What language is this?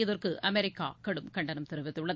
Tamil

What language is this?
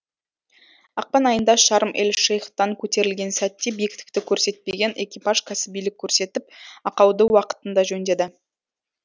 Kazakh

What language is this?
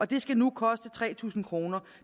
Danish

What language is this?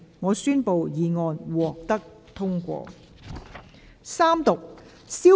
Cantonese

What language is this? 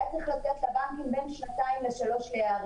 Hebrew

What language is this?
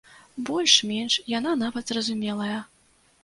Belarusian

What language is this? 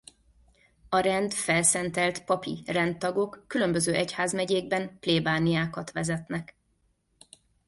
Hungarian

